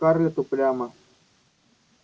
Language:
Russian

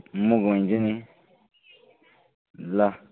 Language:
Nepali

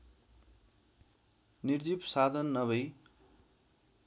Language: Nepali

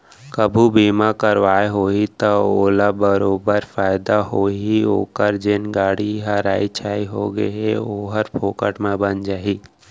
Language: Chhattisgarhi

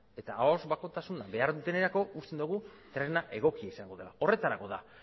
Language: Basque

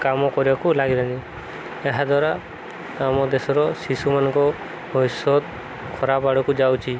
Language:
Odia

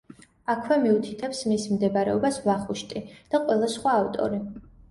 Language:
Georgian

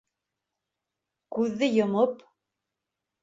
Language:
Bashkir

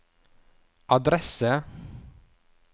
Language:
Norwegian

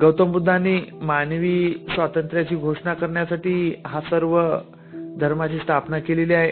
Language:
Marathi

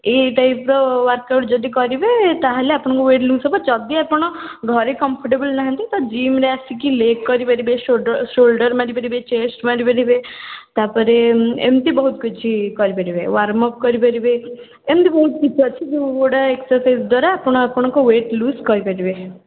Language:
Odia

